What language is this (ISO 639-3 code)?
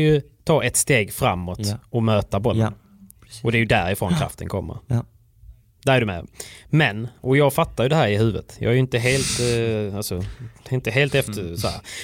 swe